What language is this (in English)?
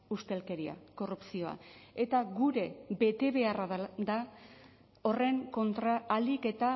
Basque